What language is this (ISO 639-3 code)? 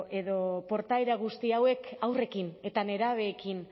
eus